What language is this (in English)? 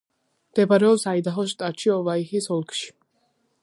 Georgian